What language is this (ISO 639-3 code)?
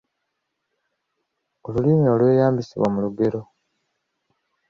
lug